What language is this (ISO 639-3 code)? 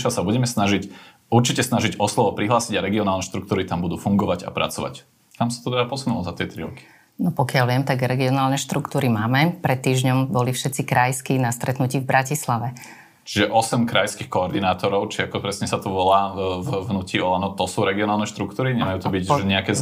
slk